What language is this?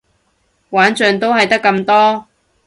Cantonese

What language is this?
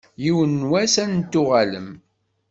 Kabyle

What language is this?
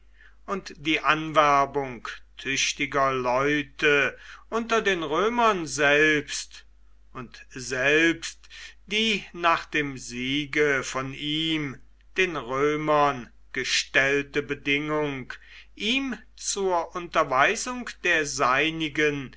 German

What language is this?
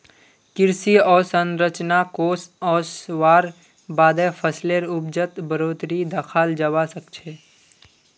Magahi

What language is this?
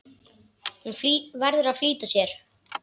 Icelandic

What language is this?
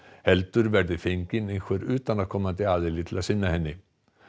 Icelandic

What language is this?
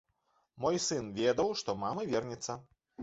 Belarusian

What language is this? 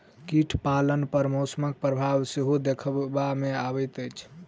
Maithili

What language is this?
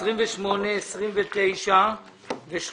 Hebrew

